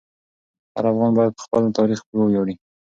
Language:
Pashto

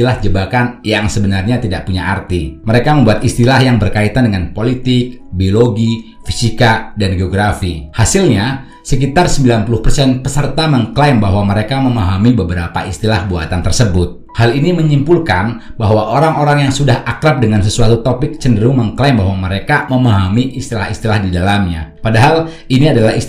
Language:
Indonesian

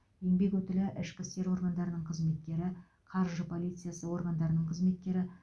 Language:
Kazakh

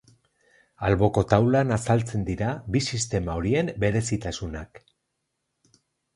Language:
Basque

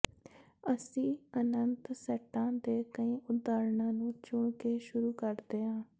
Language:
Punjabi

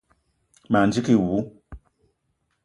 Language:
Eton (Cameroon)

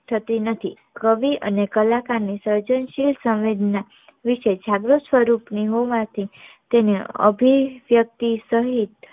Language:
Gujarati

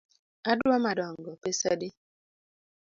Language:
Luo (Kenya and Tanzania)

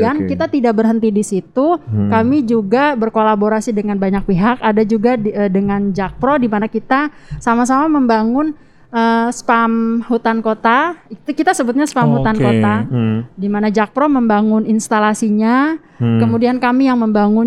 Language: Indonesian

